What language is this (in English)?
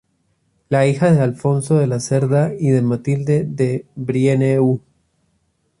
Spanish